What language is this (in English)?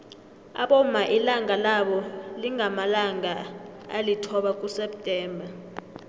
South Ndebele